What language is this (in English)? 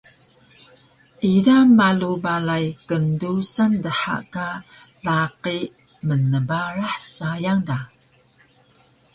Taroko